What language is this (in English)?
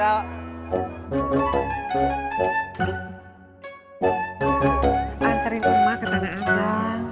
Indonesian